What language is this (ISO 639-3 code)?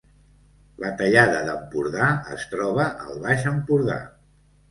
cat